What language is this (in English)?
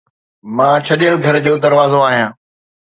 Sindhi